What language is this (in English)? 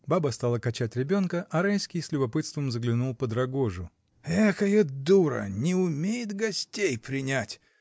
Russian